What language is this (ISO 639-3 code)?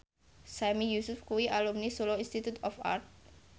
jav